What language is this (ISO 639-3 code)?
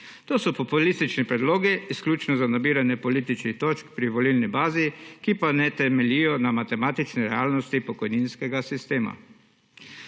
slv